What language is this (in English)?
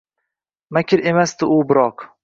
Uzbek